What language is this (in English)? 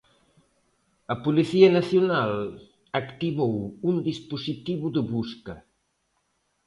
Galician